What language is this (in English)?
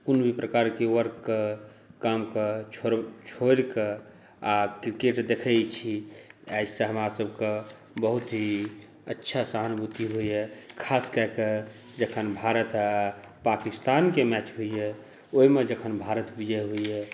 Maithili